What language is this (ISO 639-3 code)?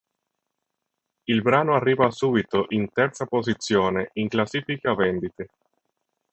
ita